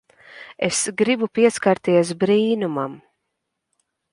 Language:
Latvian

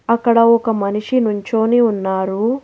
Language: Telugu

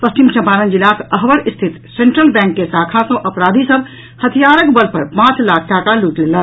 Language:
Maithili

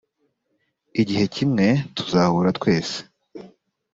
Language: Kinyarwanda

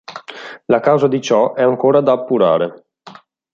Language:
Italian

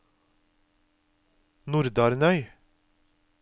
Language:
Norwegian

